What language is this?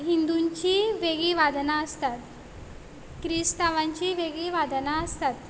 Konkani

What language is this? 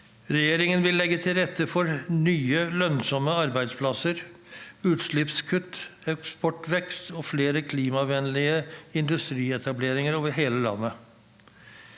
Norwegian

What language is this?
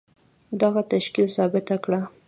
Pashto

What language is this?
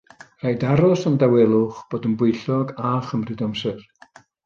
Welsh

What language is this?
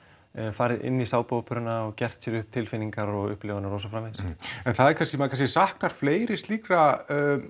Icelandic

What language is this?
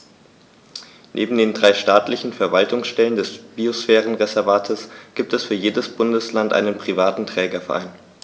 German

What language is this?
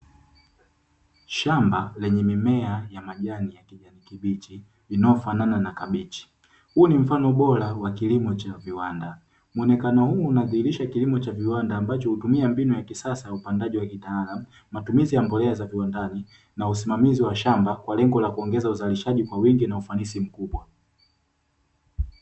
Swahili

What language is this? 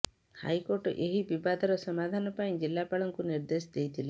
Odia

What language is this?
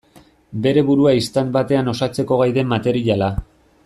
Basque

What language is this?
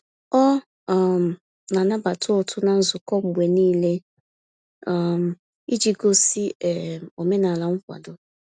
Igbo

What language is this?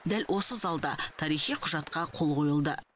Kazakh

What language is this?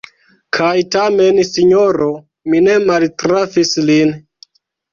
Esperanto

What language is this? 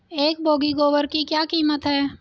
Hindi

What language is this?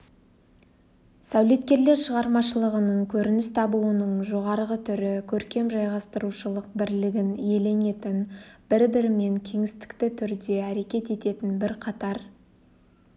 Kazakh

